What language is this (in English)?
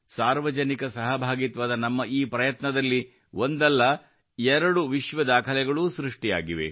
Kannada